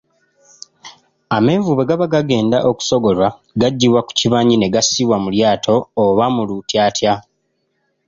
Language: Ganda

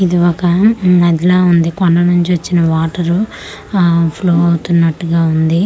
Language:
Telugu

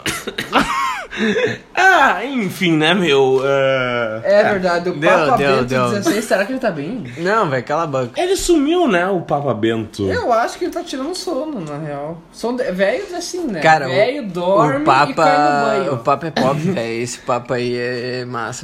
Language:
Portuguese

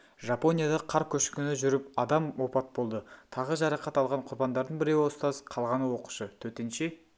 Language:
Kazakh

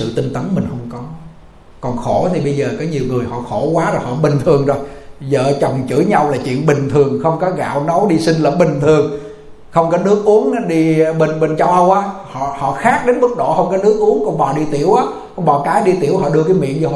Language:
Vietnamese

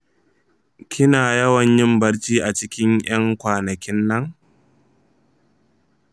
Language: Hausa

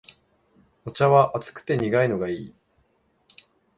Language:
Japanese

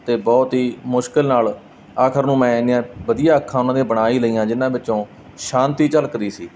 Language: Punjabi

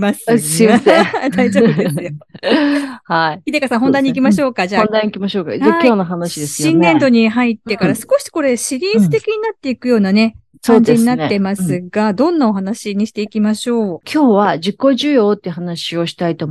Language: Japanese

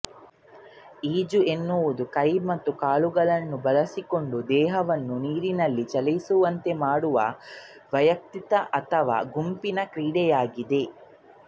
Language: Kannada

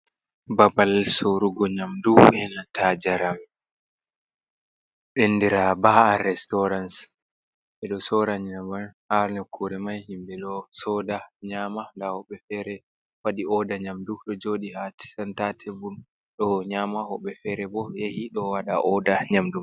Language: Fula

